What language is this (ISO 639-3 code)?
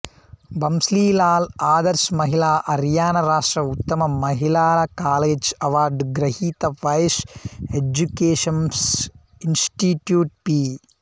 tel